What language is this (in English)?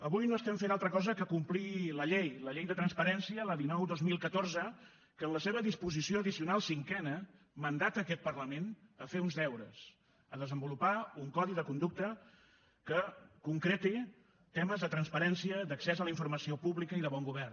Catalan